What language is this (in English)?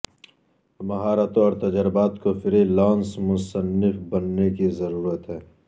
Urdu